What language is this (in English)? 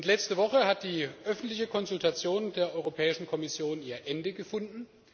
German